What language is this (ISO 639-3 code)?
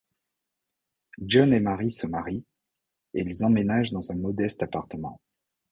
fra